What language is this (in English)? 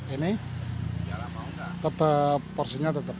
Indonesian